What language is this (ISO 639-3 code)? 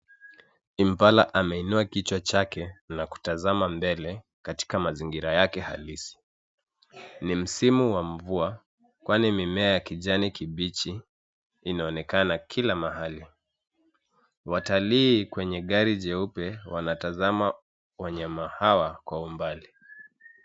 swa